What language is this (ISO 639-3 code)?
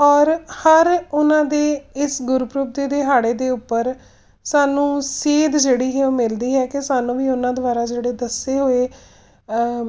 pan